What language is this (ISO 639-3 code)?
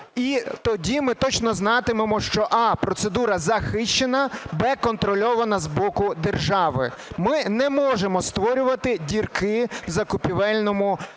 ukr